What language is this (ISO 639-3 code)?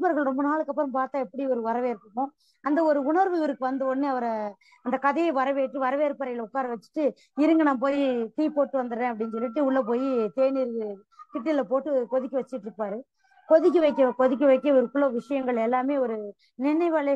ara